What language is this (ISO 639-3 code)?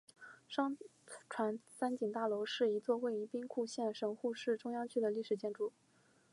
zho